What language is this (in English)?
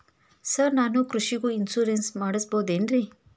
Kannada